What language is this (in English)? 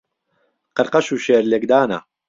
Central Kurdish